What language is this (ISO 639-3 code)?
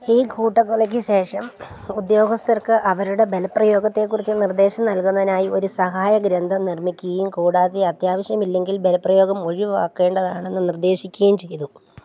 mal